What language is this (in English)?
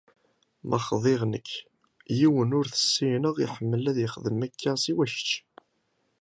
Kabyle